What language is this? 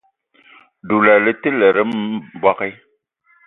Eton (Cameroon)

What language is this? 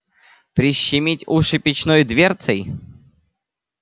Russian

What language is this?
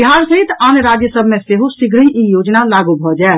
Maithili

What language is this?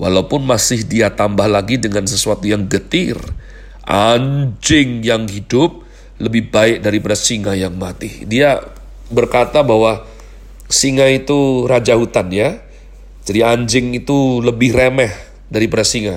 Indonesian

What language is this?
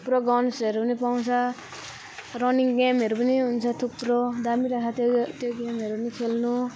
Nepali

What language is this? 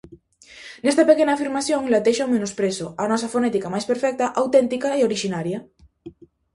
Galician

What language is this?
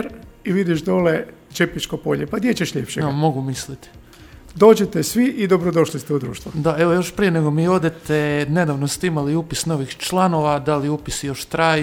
Croatian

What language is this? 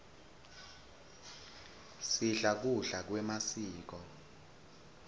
Swati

